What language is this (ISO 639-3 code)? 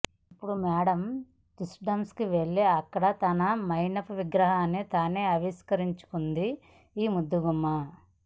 tel